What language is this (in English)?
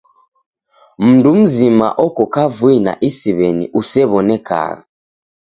Taita